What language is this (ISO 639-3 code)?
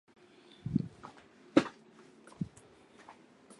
zho